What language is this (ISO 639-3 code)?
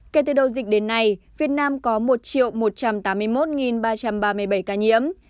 vie